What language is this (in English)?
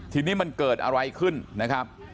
Thai